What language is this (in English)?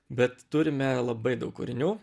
Lithuanian